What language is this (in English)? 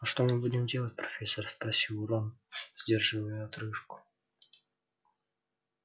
Russian